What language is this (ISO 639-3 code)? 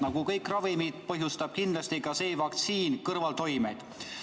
est